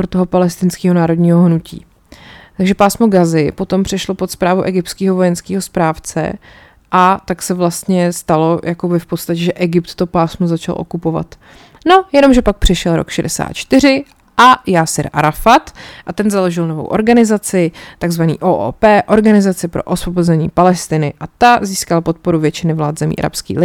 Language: Czech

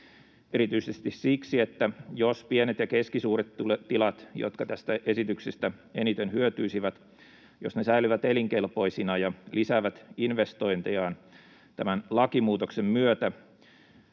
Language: Finnish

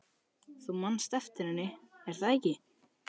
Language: Icelandic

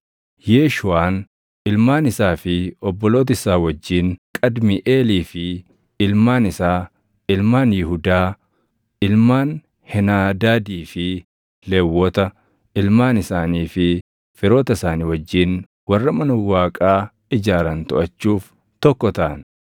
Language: Oromo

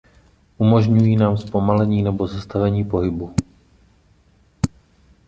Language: Czech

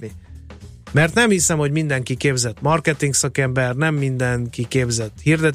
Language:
Hungarian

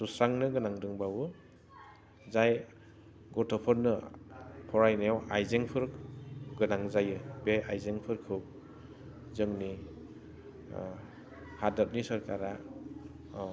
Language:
Bodo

